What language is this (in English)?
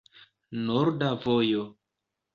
Esperanto